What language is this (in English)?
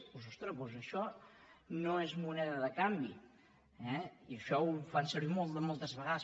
Catalan